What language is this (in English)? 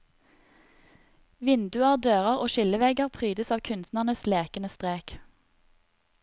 Norwegian